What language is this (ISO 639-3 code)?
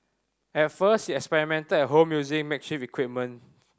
eng